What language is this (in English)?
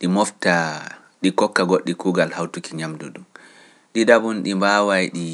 Pular